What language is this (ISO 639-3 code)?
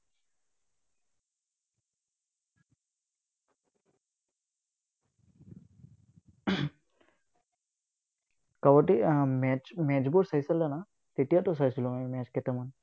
asm